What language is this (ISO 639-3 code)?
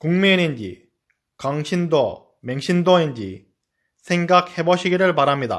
kor